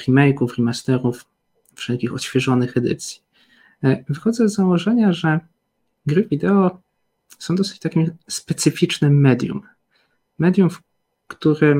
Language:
Polish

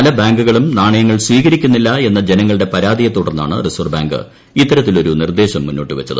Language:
Malayalam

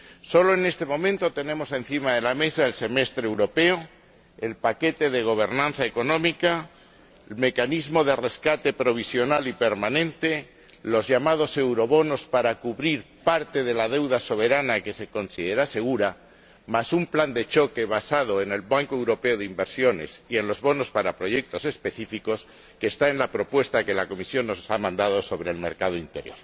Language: Spanish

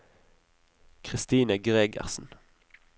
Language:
Norwegian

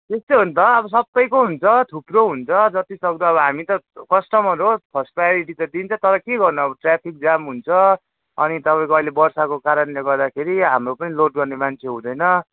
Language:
Nepali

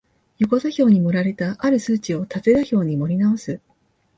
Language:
Japanese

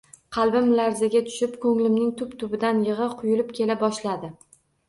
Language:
Uzbek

